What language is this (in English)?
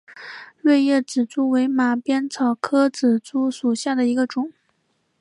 Chinese